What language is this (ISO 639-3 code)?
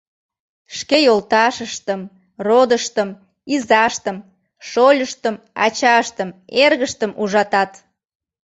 chm